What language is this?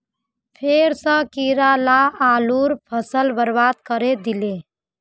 Magahi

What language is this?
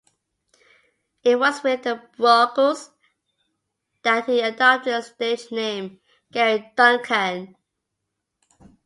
English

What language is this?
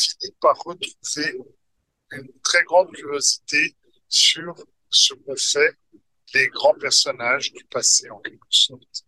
French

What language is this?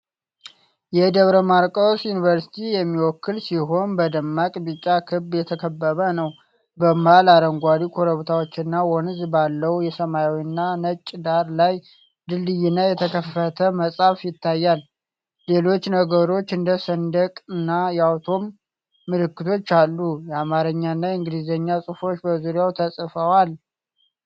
Amharic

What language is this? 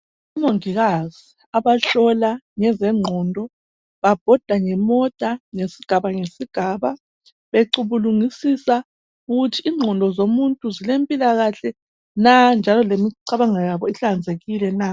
North Ndebele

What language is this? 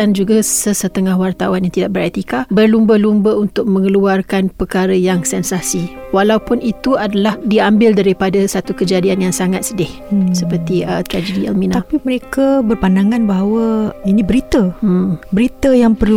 Malay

